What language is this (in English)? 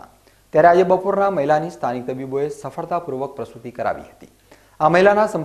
Hindi